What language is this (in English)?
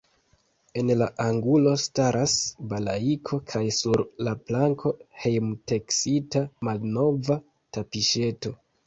Esperanto